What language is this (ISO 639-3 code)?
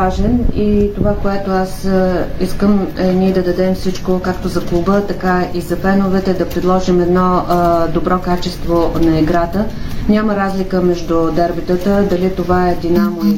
bul